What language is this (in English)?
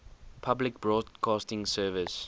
English